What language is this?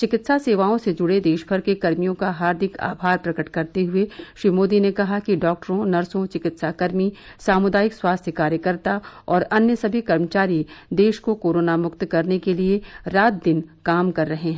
Hindi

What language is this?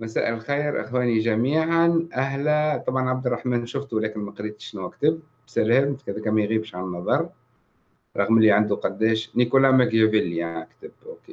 Arabic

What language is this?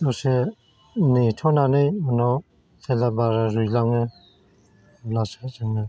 Bodo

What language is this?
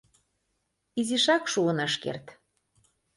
Mari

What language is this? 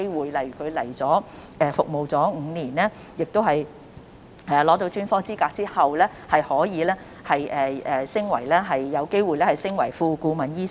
Cantonese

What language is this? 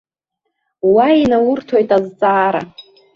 Abkhazian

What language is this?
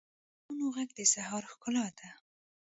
Pashto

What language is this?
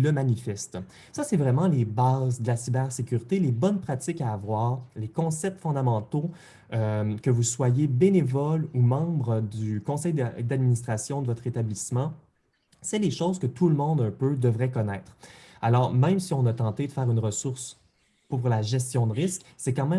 French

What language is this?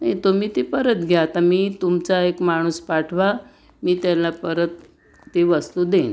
Marathi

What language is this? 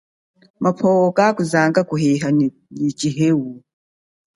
Chokwe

